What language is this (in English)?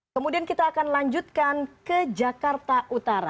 Indonesian